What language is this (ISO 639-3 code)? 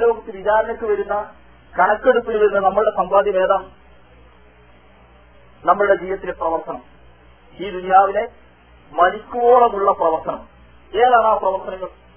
mal